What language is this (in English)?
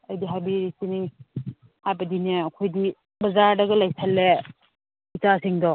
Manipuri